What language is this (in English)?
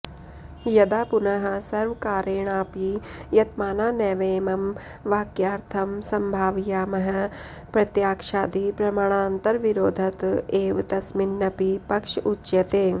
Sanskrit